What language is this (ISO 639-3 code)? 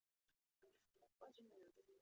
zho